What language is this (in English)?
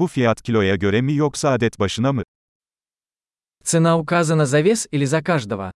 Turkish